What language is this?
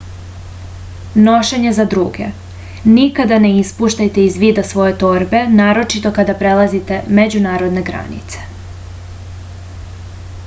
Serbian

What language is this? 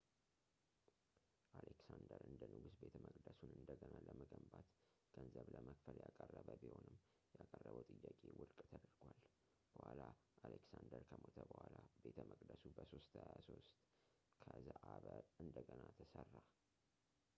Amharic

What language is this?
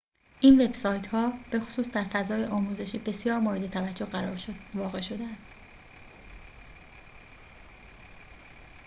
Persian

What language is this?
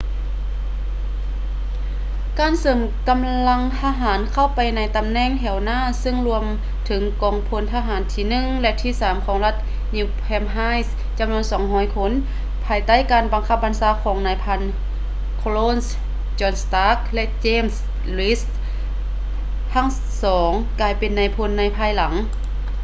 Lao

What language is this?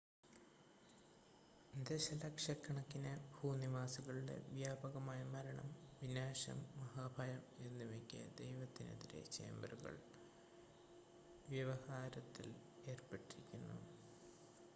Malayalam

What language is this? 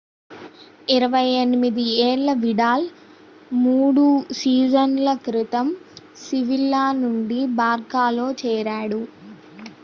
Telugu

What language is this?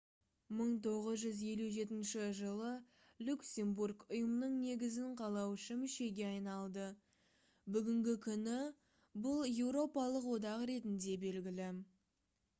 Kazakh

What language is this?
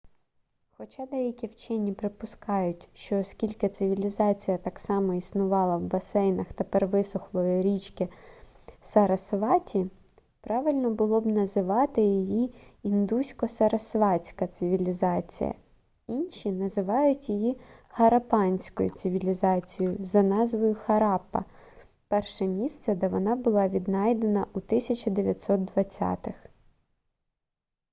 Ukrainian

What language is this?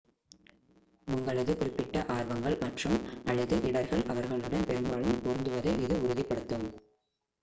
Tamil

